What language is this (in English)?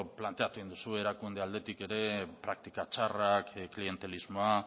Basque